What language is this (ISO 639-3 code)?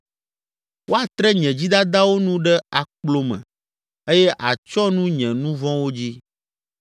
ewe